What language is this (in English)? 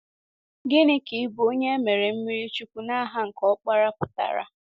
Igbo